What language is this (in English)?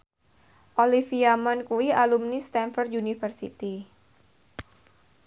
Javanese